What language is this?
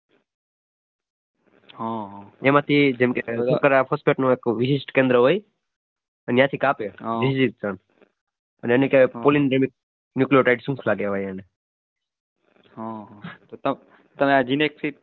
Gujarati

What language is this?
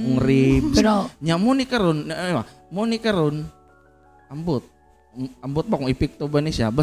Filipino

